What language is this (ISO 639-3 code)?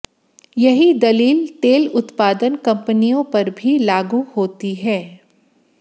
hin